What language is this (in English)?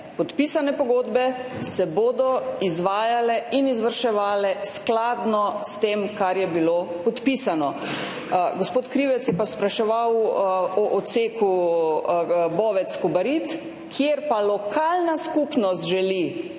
Slovenian